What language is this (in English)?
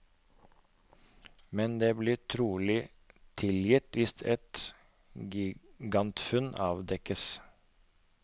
Norwegian